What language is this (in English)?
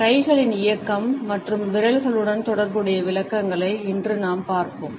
Tamil